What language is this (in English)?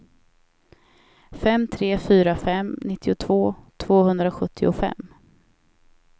Swedish